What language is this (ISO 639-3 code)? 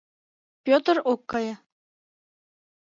chm